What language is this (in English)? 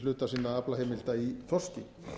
Icelandic